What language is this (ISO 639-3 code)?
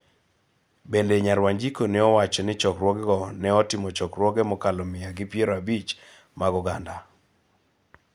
luo